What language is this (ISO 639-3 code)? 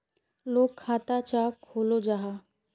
mag